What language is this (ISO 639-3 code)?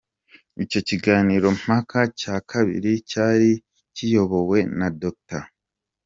kin